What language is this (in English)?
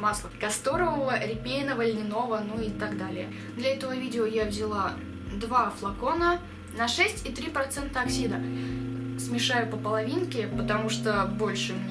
Russian